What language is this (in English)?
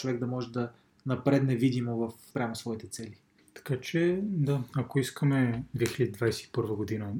Bulgarian